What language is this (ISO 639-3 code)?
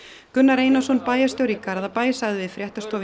isl